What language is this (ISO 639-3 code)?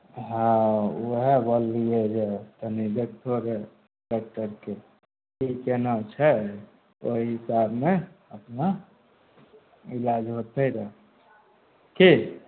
mai